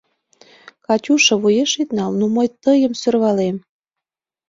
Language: Mari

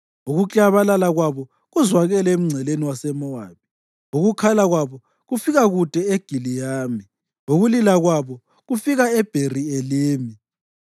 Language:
North Ndebele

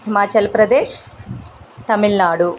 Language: Telugu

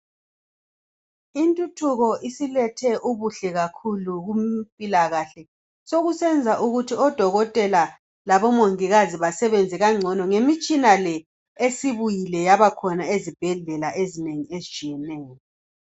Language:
North Ndebele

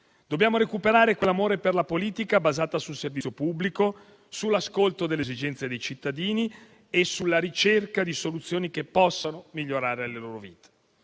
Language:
Italian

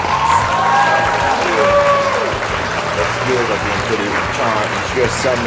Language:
English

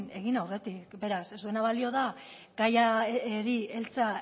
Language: Basque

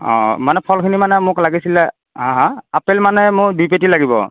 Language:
Assamese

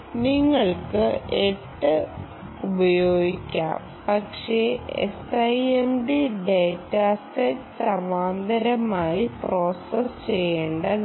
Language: Malayalam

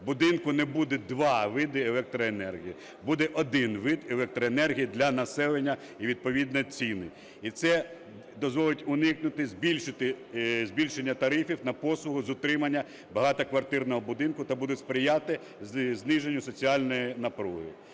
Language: Ukrainian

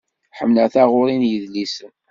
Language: Kabyle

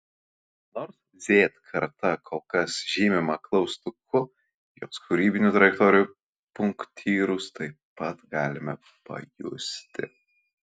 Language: Lithuanian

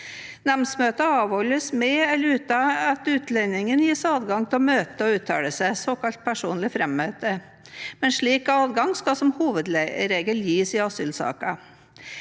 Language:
Norwegian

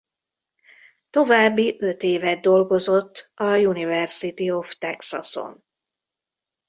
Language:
Hungarian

